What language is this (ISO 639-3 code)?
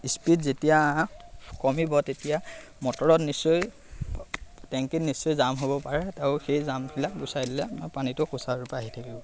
asm